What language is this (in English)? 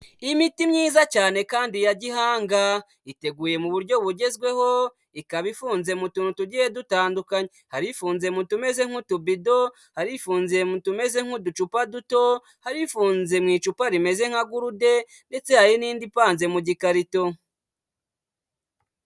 Kinyarwanda